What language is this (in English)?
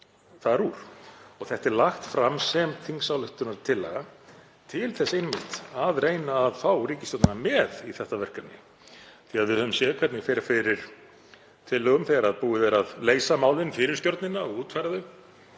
Icelandic